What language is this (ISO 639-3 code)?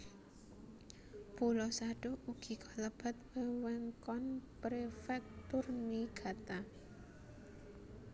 jav